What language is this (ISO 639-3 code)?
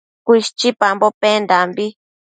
mcf